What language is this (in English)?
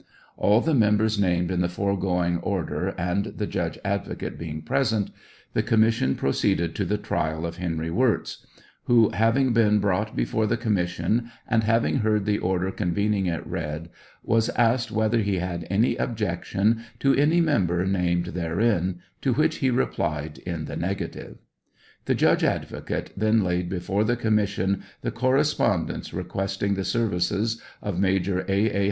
English